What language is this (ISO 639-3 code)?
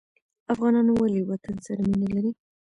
pus